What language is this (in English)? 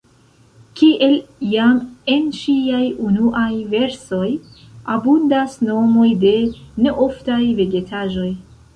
Esperanto